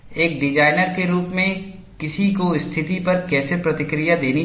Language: Hindi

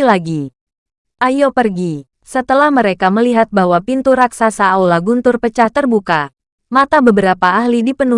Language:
Indonesian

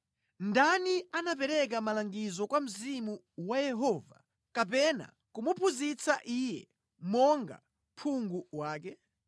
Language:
Nyanja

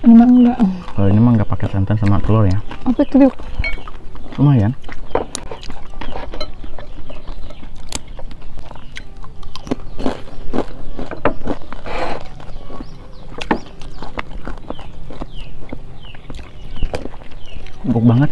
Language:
Indonesian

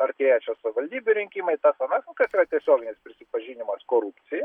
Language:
Lithuanian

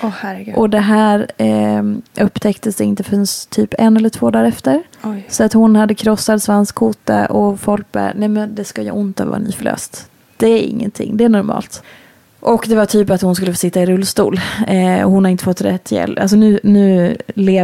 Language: Swedish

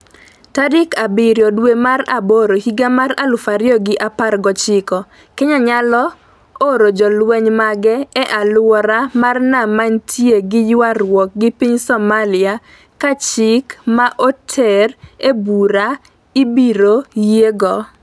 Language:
Luo (Kenya and Tanzania)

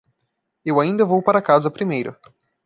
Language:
Portuguese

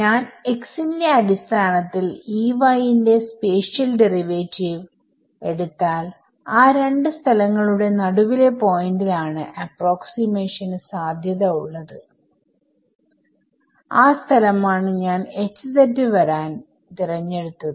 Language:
Malayalam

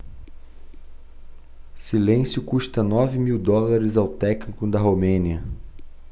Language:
Portuguese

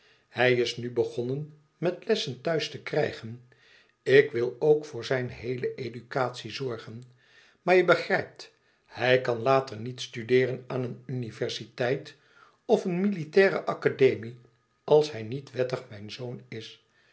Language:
Dutch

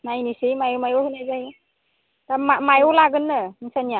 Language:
Bodo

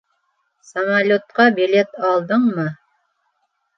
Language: Bashkir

